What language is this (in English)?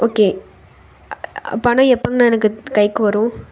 Tamil